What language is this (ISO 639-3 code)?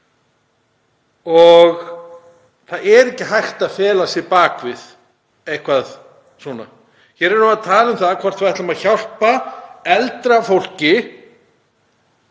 isl